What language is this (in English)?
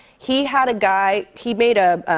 English